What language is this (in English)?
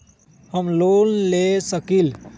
Magahi